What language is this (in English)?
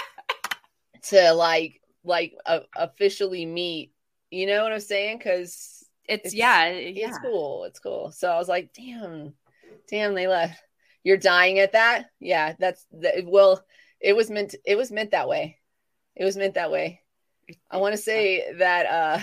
English